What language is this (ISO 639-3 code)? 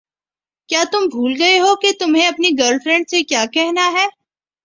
urd